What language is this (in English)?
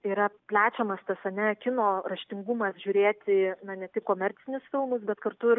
Lithuanian